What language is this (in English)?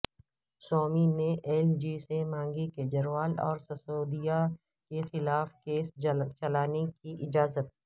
Urdu